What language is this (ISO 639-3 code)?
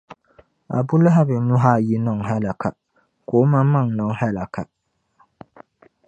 dag